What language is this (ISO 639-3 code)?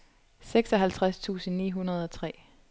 dan